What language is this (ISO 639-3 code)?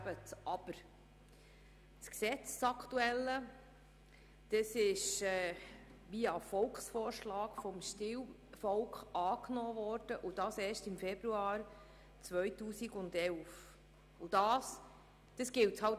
gsw